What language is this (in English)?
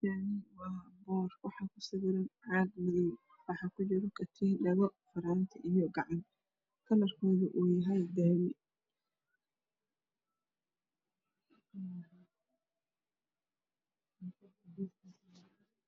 Somali